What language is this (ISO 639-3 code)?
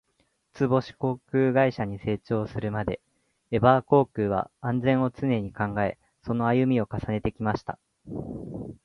jpn